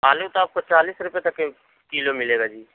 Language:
Urdu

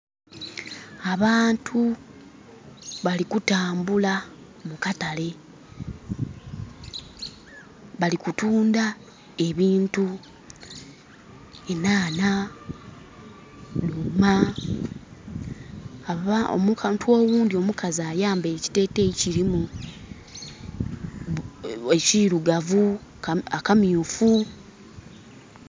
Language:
Soga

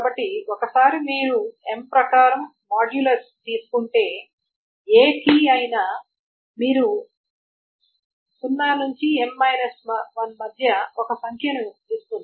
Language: Telugu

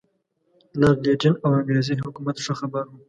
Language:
Pashto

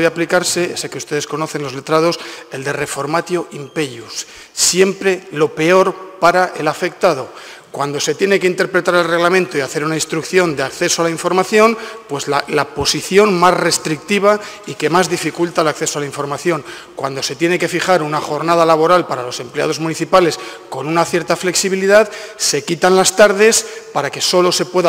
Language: Spanish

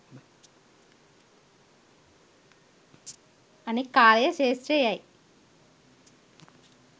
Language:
Sinhala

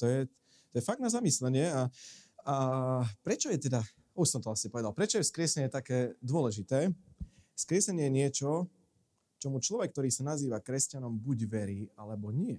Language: Slovak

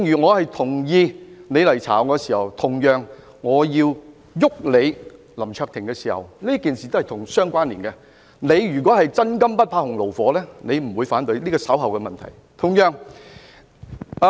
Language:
Cantonese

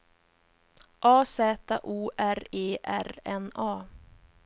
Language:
Swedish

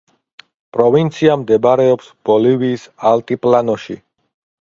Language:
Georgian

